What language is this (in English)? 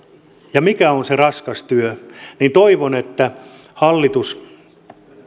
Finnish